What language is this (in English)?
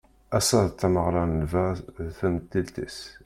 Kabyle